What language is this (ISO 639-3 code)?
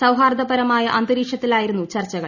mal